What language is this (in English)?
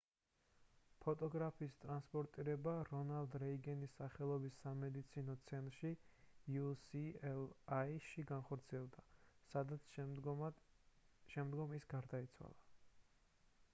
Georgian